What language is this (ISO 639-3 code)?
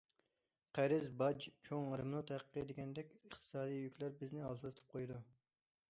uig